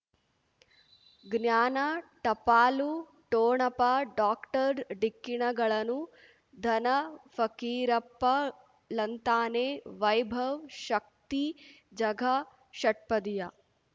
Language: Kannada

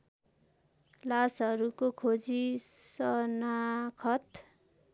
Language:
Nepali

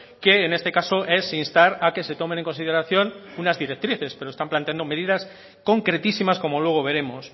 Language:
Spanish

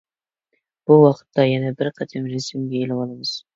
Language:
Uyghur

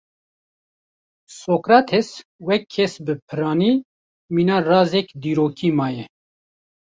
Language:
Kurdish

